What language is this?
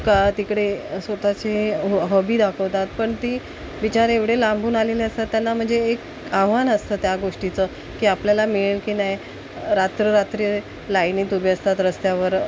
Marathi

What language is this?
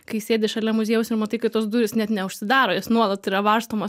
Lithuanian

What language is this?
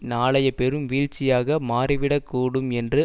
Tamil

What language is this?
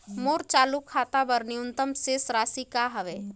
Chhattisgarhi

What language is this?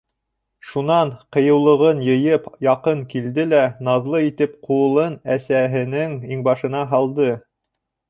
Bashkir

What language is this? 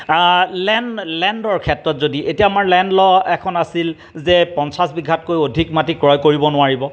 Assamese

